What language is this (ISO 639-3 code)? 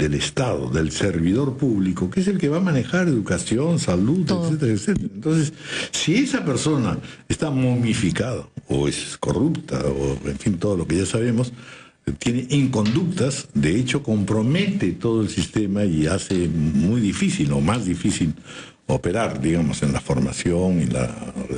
spa